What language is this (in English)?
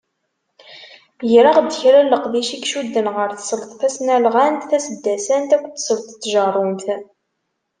Kabyle